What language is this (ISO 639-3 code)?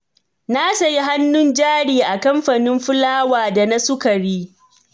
hau